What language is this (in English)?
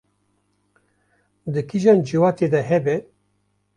Kurdish